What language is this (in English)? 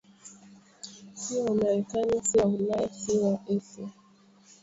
Swahili